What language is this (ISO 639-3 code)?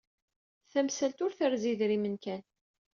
kab